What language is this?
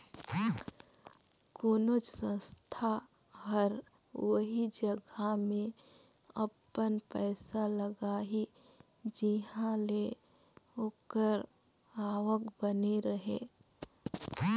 Chhattisgarhi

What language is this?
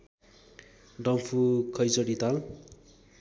Nepali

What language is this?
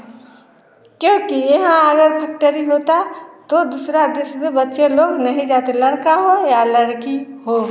Hindi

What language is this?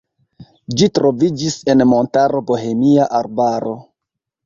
Esperanto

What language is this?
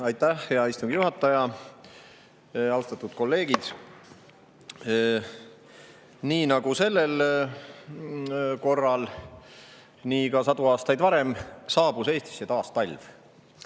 Estonian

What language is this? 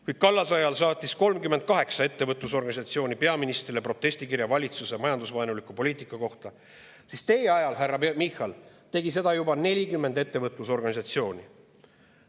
Estonian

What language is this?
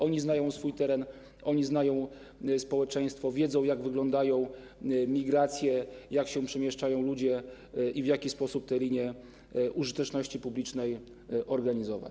Polish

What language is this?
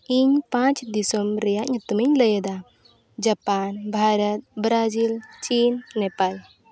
Santali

